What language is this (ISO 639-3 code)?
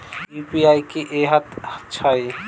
mai